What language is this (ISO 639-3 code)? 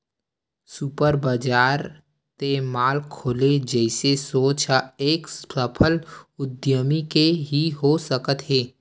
hne